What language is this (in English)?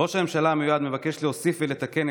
Hebrew